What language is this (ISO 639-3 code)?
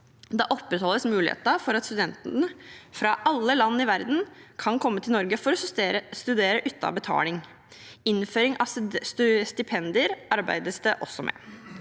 nor